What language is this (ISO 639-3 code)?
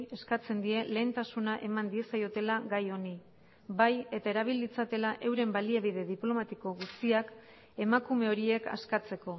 eus